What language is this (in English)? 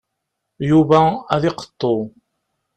Kabyle